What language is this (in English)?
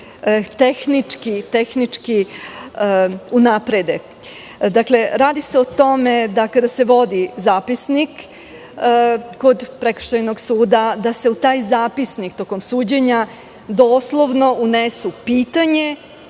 Serbian